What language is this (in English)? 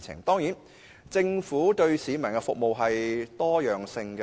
Cantonese